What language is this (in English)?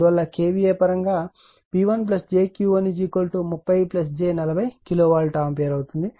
Telugu